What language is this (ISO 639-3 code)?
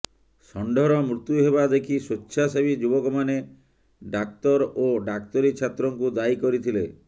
ori